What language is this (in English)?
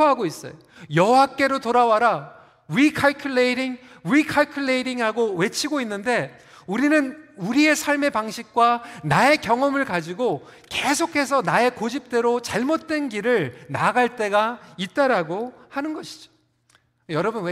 Korean